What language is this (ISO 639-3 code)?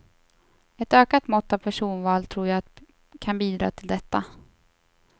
swe